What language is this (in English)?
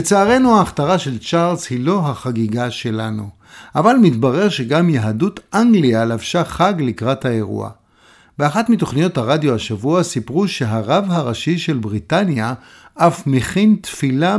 Hebrew